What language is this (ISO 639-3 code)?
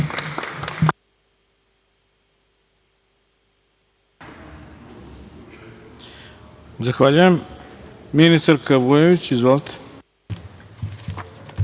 srp